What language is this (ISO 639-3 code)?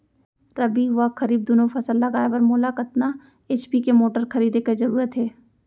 hne